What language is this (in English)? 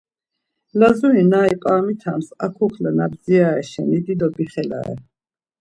Laz